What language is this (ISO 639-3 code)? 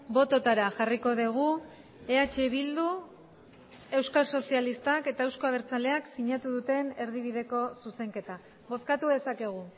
eus